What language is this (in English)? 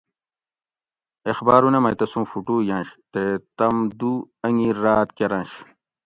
Gawri